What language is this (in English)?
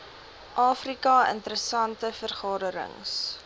Afrikaans